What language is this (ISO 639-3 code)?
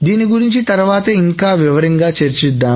tel